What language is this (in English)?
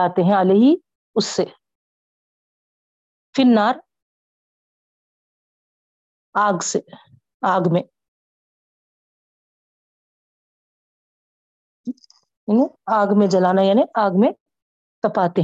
Urdu